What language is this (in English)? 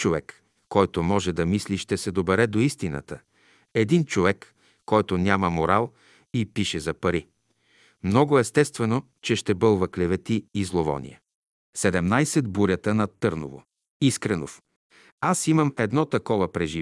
Bulgarian